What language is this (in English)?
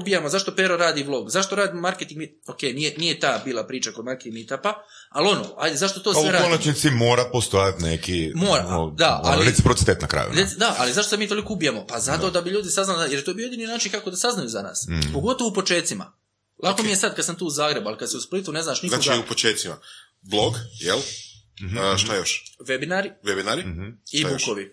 Croatian